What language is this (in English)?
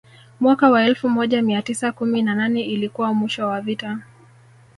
Swahili